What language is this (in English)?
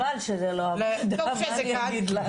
Hebrew